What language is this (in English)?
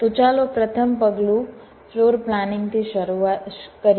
Gujarati